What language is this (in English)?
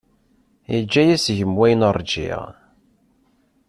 Kabyle